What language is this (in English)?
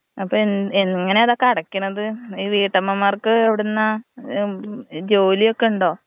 Malayalam